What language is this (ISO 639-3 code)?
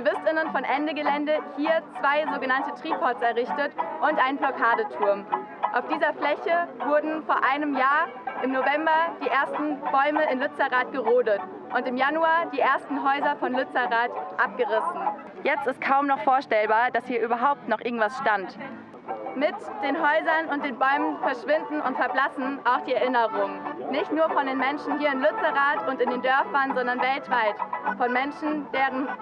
deu